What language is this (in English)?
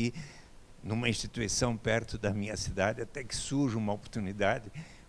Portuguese